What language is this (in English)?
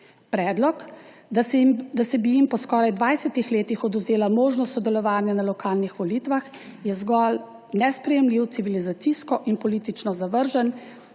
Slovenian